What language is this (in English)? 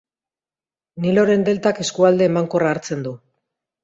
Basque